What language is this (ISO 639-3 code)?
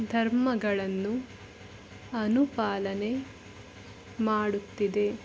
kan